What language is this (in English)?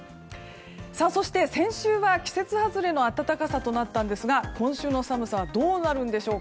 Japanese